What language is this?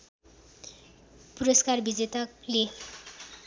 Nepali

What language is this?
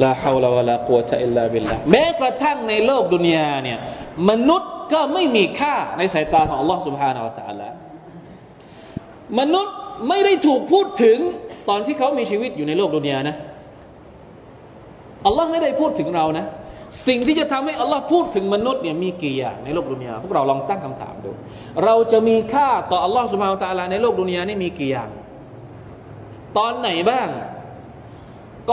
Thai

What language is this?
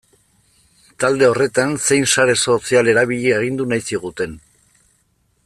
Basque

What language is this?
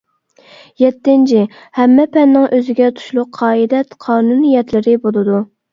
Uyghur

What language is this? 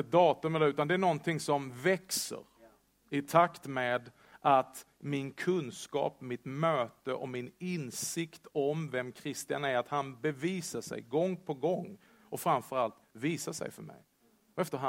Swedish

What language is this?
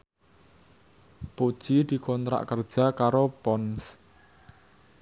Javanese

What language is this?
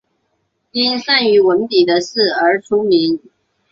Chinese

